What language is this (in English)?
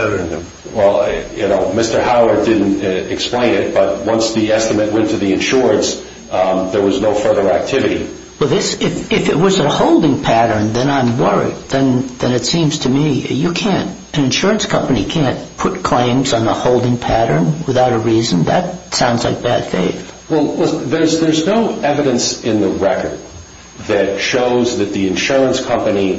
English